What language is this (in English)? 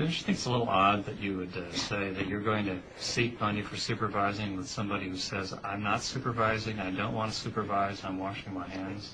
English